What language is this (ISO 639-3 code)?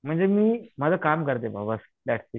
mar